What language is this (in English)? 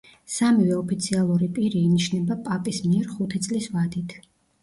Georgian